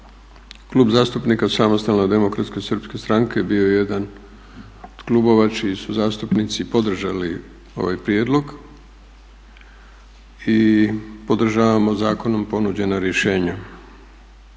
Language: Croatian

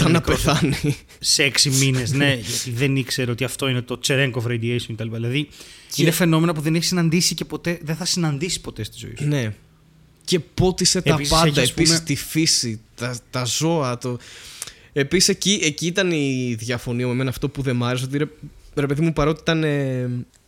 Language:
Greek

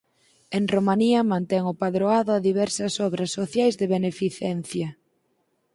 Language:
Galician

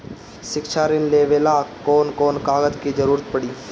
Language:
Bhojpuri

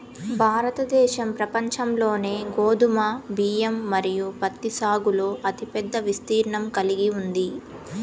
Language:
Telugu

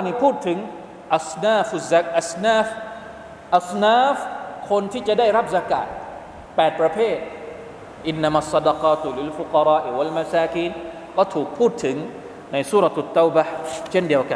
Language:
Thai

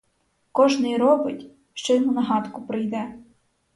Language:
Ukrainian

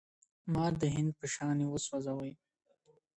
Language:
Pashto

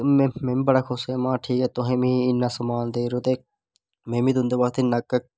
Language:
Dogri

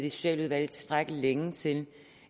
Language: Danish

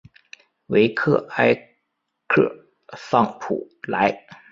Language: Chinese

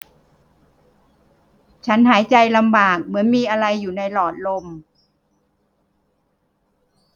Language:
Thai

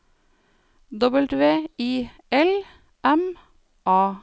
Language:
Norwegian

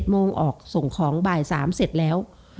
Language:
Thai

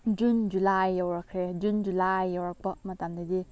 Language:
Manipuri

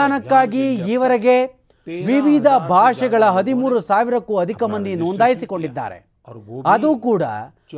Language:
Kannada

